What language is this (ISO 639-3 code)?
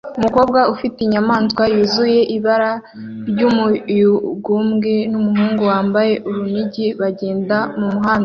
kin